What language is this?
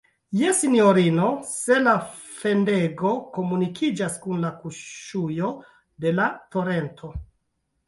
Esperanto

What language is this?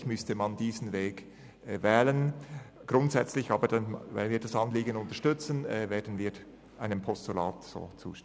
Swiss German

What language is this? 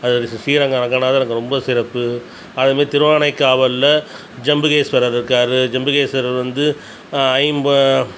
Tamil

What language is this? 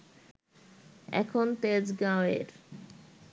Bangla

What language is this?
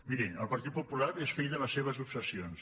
Catalan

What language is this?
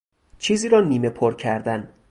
Persian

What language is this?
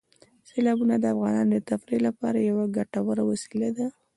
Pashto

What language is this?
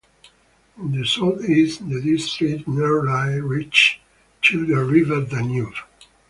English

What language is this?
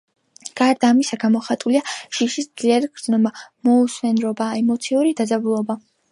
Georgian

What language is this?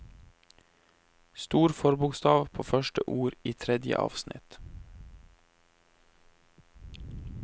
Norwegian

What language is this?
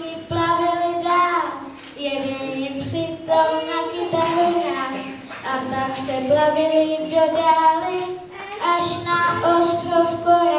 Czech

